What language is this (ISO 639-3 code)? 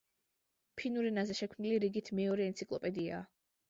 kat